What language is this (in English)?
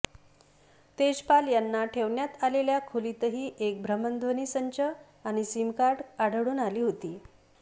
Marathi